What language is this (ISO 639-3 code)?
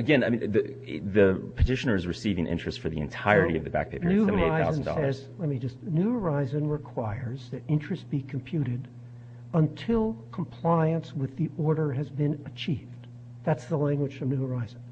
eng